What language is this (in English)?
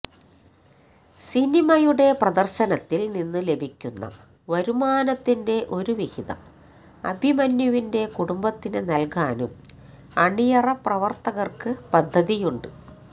Malayalam